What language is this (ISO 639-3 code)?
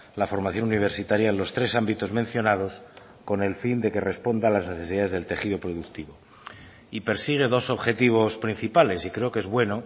spa